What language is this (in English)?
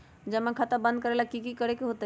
Magahi